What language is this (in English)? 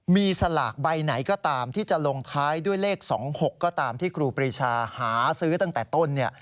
Thai